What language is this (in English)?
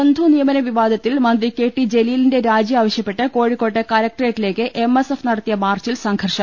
Malayalam